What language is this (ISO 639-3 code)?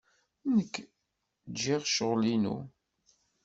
kab